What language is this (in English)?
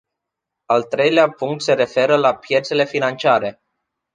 Romanian